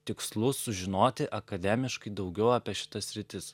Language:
Lithuanian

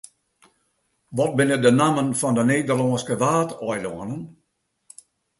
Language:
Western Frisian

